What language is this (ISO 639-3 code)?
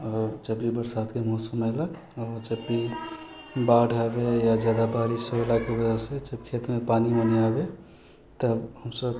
mai